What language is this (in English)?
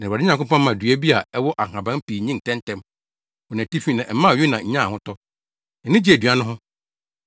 Akan